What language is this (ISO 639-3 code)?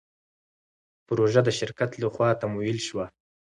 pus